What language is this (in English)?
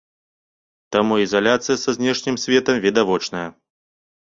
Belarusian